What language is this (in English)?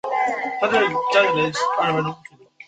Chinese